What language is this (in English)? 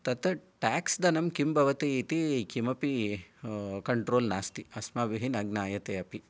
Sanskrit